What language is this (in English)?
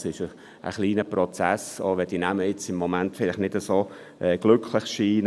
Swiss German